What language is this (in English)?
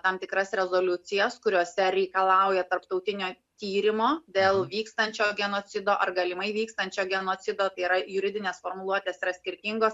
Lithuanian